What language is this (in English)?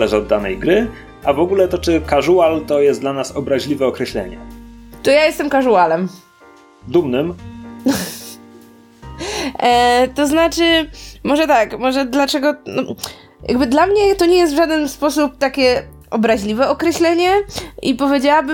Polish